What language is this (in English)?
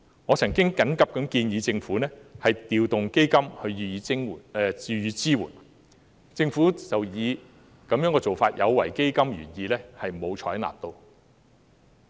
Cantonese